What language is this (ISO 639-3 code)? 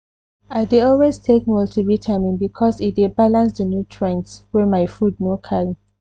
pcm